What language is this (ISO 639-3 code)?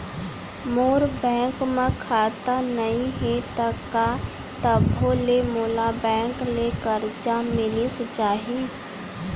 hne